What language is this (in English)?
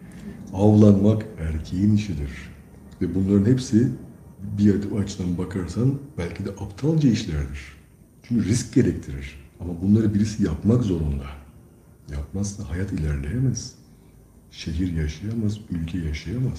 Turkish